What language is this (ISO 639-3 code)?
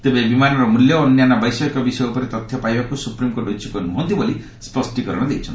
ori